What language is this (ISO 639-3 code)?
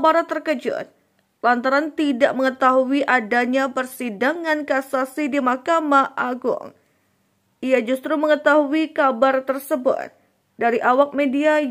ind